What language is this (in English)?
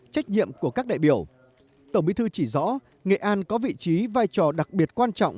Vietnamese